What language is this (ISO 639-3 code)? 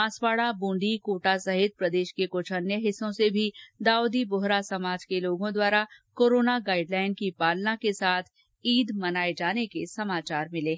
hin